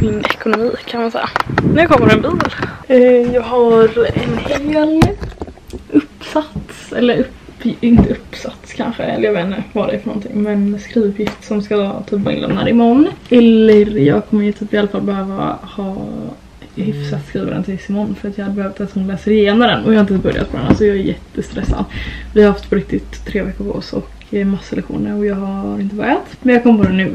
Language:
Swedish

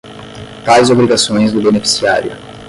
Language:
Portuguese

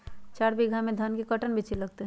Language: Magahi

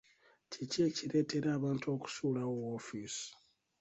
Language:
Ganda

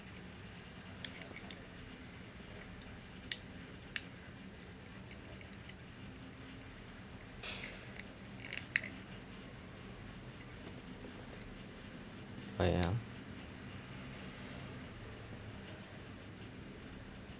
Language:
English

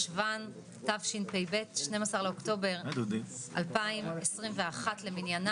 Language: Hebrew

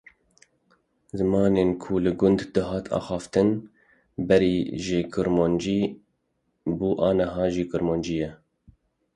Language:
Kurdish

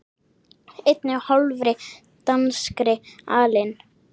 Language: Icelandic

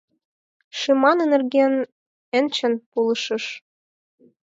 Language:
Mari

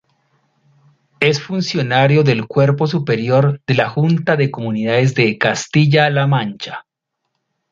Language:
Spanish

